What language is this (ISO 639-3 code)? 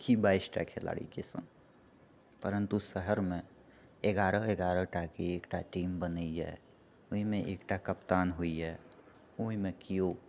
mai